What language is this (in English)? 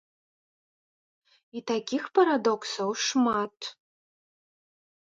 Belarusian